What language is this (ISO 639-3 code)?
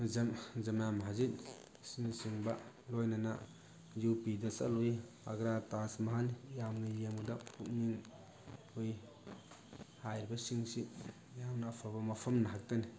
mni